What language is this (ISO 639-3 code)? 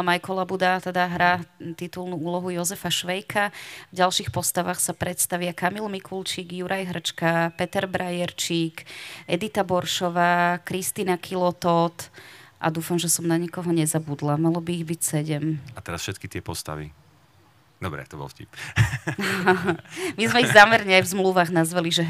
slk